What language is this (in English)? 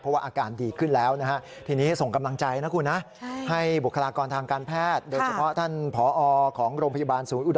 Thai